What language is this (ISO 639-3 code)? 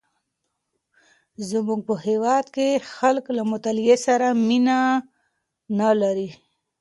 pus